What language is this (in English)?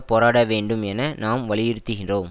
Tamil